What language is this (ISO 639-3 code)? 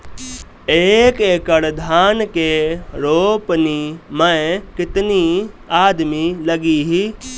bho